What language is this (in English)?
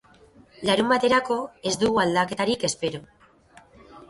Basque